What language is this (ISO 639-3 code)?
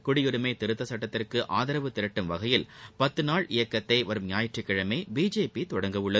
tam